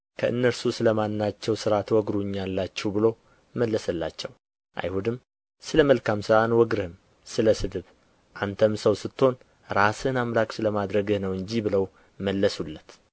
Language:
Amharic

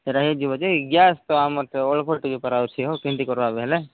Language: Odia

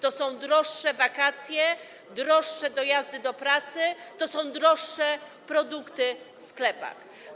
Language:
Polish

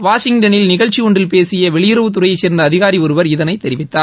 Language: Tamil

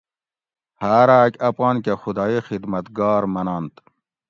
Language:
Gawri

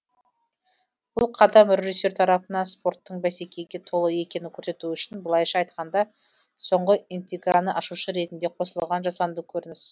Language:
Kazakh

